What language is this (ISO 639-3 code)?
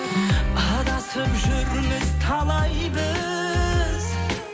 kaz